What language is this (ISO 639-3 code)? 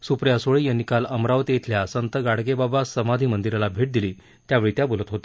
mar